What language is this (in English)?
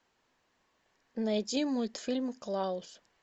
Russian